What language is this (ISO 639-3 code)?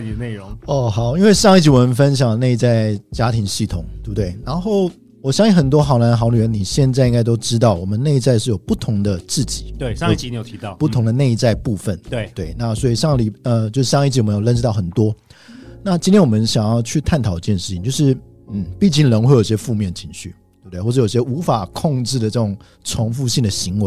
zho